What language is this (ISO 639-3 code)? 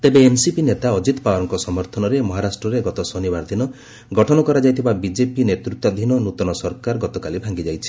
ori